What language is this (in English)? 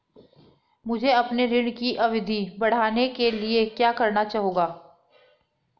Hindi